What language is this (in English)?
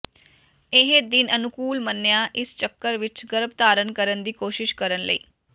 Punjabi